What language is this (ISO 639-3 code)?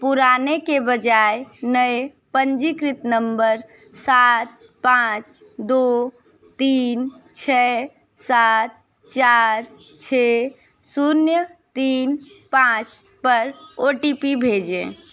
hin